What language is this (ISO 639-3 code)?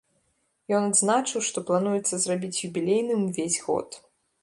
bel